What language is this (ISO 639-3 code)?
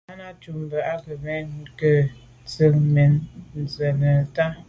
byv